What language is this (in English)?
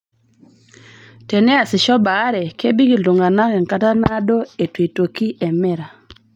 Masai